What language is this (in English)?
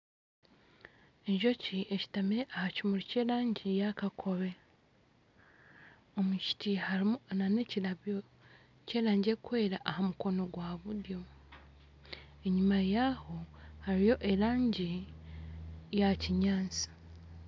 Nyankole